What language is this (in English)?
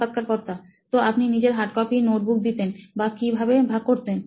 Bangla